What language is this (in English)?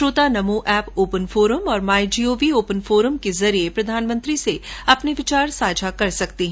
Hindi